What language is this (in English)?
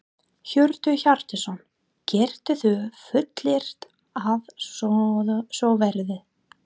Icelandic